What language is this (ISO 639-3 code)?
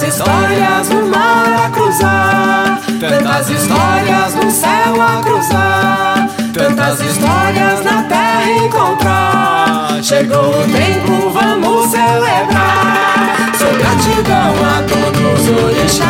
por